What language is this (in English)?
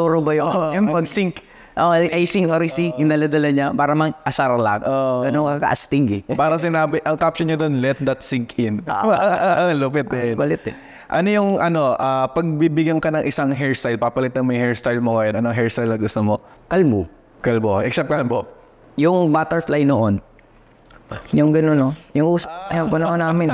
Filipino